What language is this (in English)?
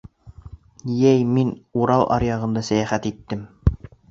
Bashkir